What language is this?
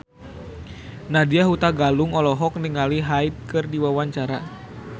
Sundanese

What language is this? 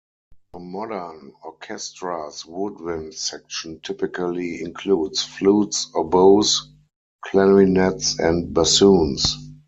English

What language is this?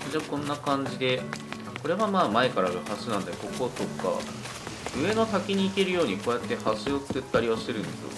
Japanese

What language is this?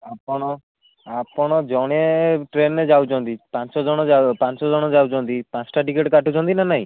Odia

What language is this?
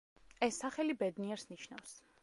Georgian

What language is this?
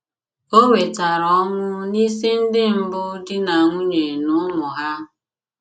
Igbo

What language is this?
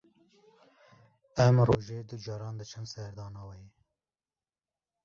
Kurdish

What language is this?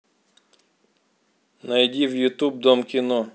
Russian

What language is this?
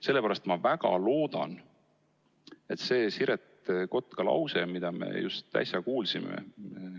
Estonian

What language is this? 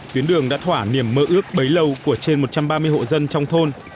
Vietnamese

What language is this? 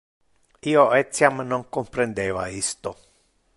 Interlingua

